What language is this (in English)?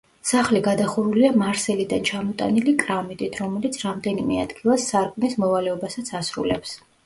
Georgian